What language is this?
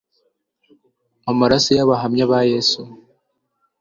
Kinyarwanda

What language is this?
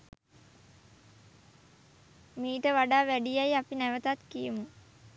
Sinhala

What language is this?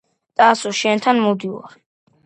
Georgian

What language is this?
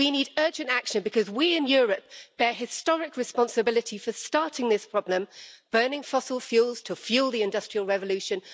English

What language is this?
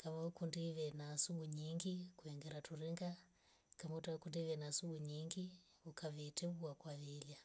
Rombo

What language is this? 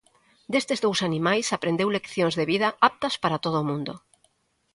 Galician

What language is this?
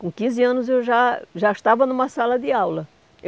Portuguese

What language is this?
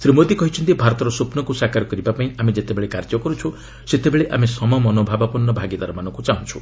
Odia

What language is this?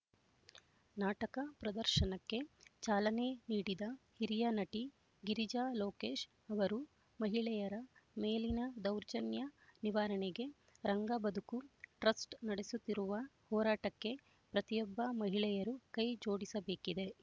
Kannada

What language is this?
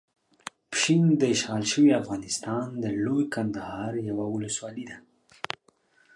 Pashto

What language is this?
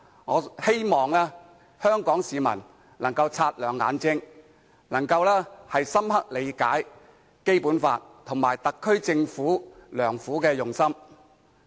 Cantonese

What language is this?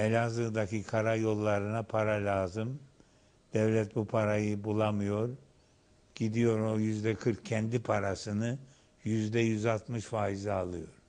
Turkish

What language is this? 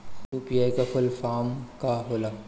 Bhojpuri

